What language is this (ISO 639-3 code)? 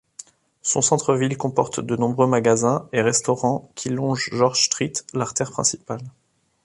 fra